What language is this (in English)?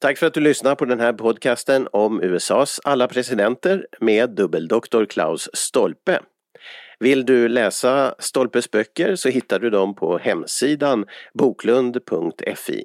Swedish